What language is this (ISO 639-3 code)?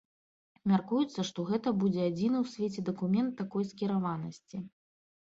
bel